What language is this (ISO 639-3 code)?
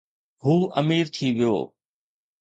snd